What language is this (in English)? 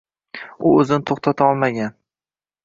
Uzbek